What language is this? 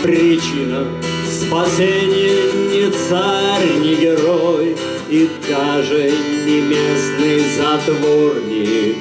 Russian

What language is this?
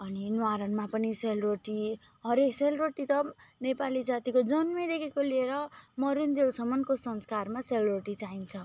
Nepali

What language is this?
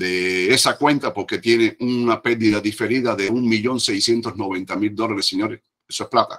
Spanish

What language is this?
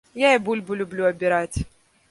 Belarusian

